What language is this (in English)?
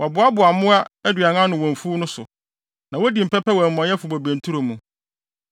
Akan